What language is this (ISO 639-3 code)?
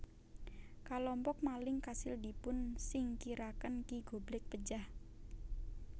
jav